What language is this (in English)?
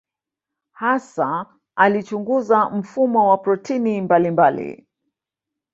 Swahili